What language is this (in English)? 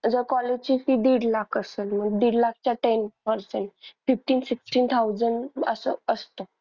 Marathi